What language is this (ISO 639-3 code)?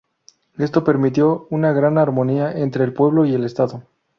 spa